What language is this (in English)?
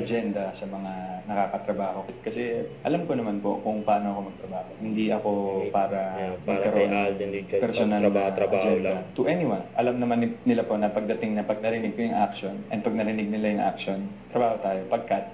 Filipino